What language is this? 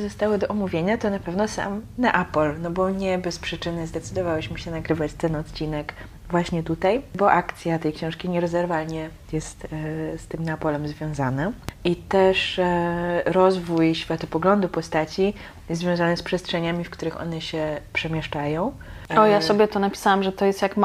Polish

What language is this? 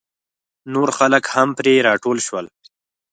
Pashto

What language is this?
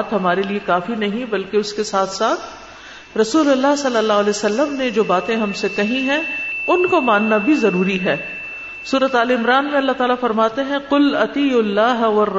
Urdu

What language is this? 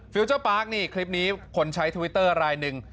Thai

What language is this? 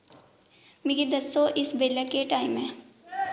Dogri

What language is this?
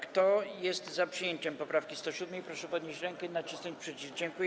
Polish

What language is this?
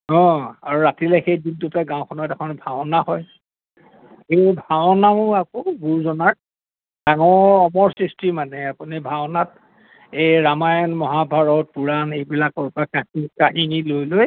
Assamese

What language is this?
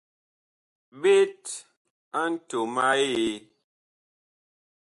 Bakoko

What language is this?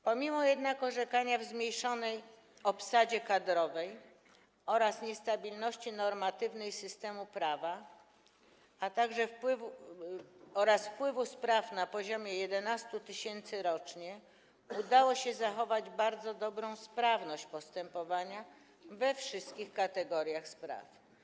Polish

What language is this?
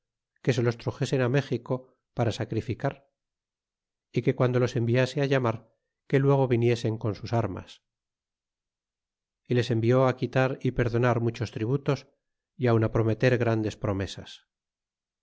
Spanish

